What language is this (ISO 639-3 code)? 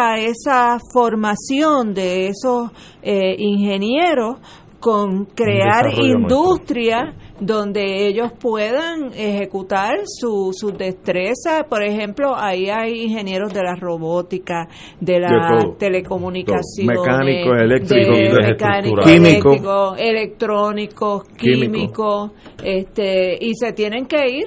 spa